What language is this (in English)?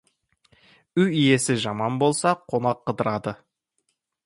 Kazakh